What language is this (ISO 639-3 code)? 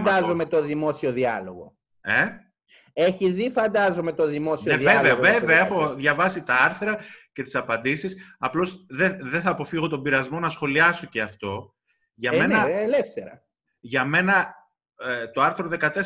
ell